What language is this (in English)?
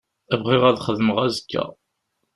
Kabyle